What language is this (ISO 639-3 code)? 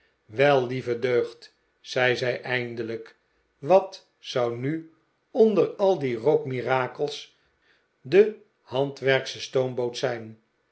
nld